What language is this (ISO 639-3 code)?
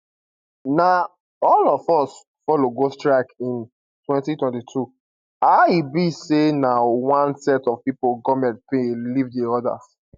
pcm